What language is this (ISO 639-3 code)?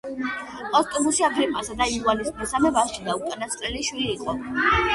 kat